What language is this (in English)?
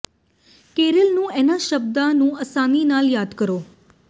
Punjabi